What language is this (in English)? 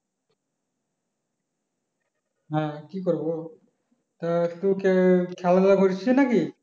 Bangla